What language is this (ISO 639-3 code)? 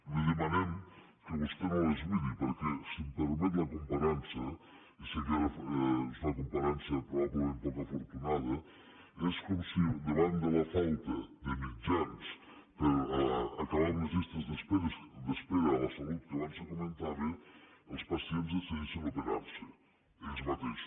cat